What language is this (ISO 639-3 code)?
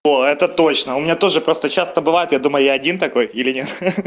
rus